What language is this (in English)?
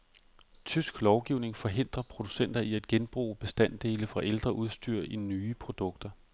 Danish